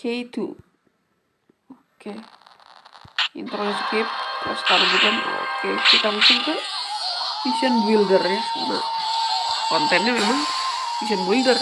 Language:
Indonesian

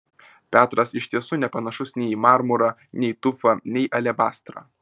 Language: Lithuanian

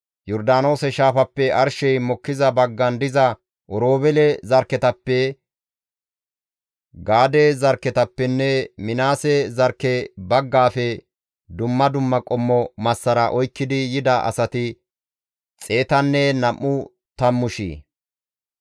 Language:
Gamo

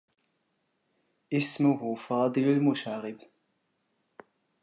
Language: Arabic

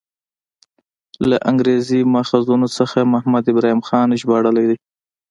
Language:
Pashto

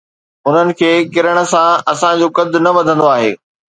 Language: Sindhi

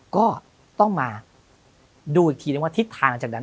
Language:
Thai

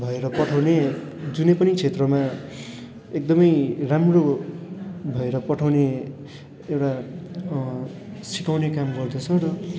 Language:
Nepali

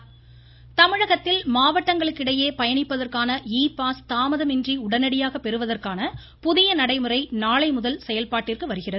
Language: Tamil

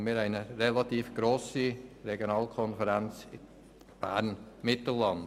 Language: Swiss German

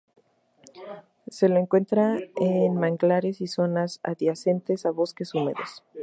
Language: Spanish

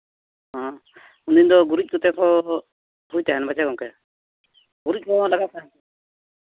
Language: Santali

